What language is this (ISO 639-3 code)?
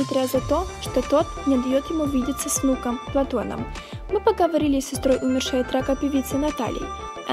rus